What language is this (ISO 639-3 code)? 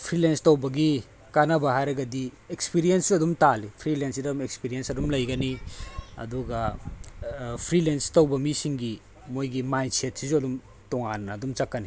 mni